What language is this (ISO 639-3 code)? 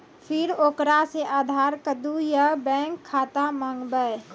mai